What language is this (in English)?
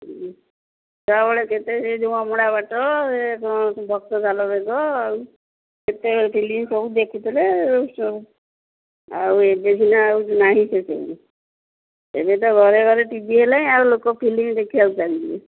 Odia